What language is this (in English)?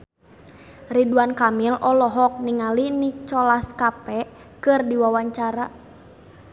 Sundanese